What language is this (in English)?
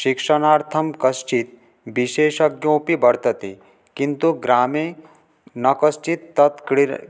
Sanskrit